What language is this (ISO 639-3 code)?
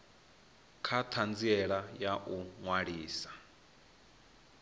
ven